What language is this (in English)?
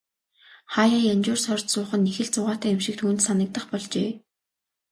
Mongolian